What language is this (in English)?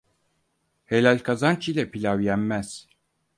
Turkish